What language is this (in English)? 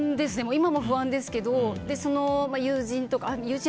Japanese